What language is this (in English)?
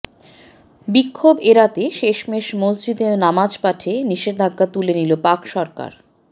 Bangla